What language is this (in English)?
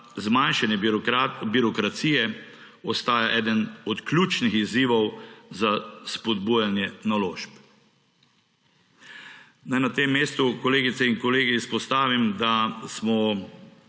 Slovenian